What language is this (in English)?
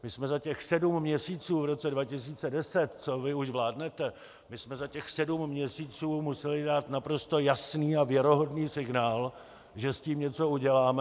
Czech